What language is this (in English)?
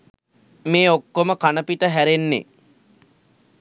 Sinhala